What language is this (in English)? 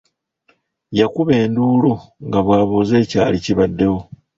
Ganda